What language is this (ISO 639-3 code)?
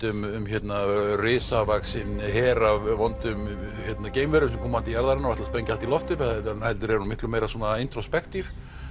isl